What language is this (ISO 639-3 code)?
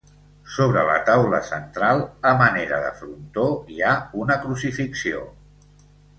cat